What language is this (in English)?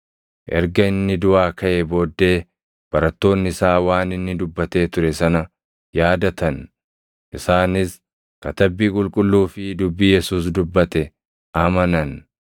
Oromo